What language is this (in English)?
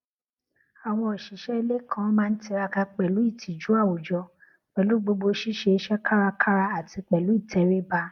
Yoruba